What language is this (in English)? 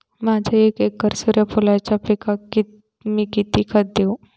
Marathi